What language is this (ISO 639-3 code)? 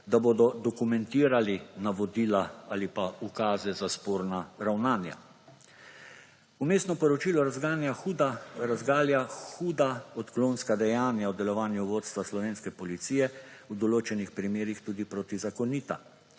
slv